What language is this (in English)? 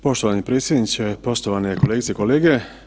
Croatian